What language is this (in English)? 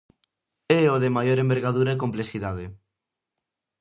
Galician